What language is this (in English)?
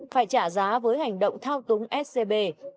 Vietnamese